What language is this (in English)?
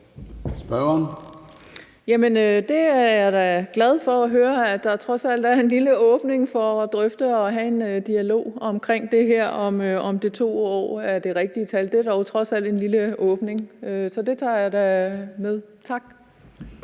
Danish